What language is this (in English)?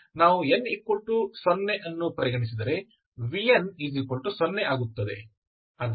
Kannada